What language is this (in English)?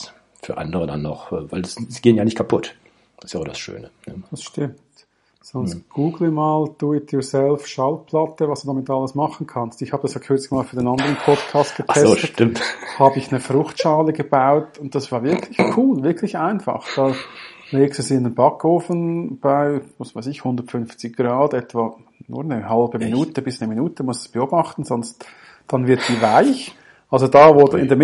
German